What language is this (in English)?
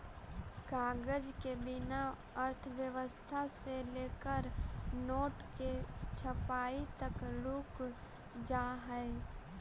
Magahi